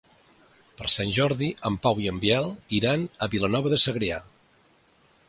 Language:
Catalan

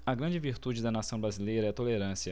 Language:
Portuguese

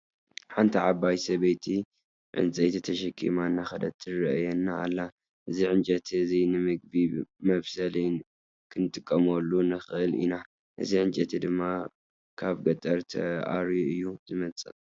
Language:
Tigrinya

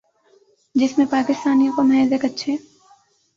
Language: Urdu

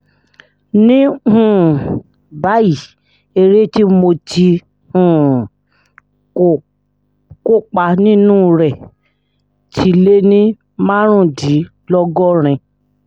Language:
Yoruba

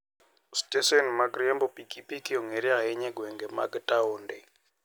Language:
Luo (Kenya and Tanzania)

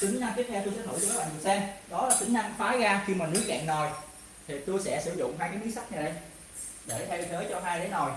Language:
Vietnamese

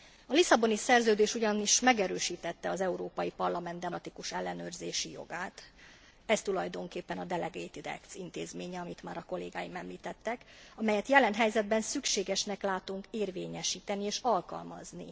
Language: Hungarian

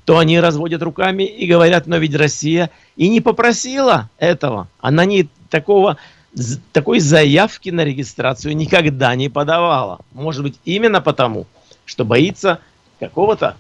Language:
Russian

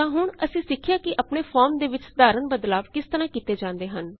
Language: Punjabi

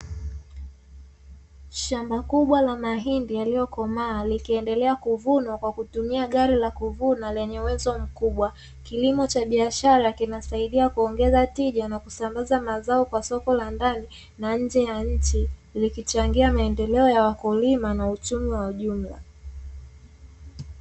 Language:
Swahili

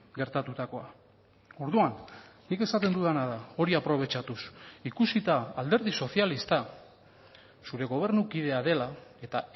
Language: Basque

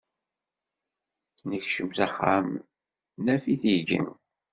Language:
Kabyle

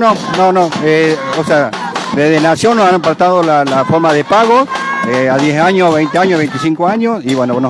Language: Spanish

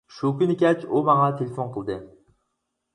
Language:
Uyghur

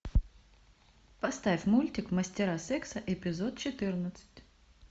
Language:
Russian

